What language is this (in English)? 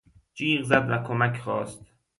Persian